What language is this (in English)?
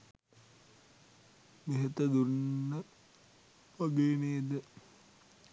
Sinhala